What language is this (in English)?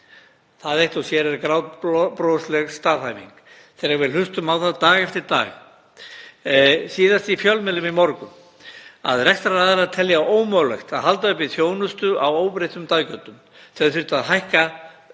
Icelandic